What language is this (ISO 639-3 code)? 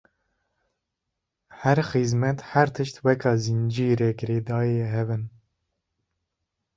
kur